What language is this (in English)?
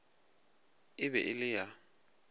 Northern Sotho